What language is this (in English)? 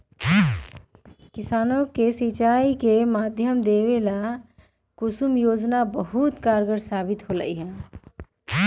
Magahi